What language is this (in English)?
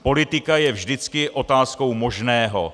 Czech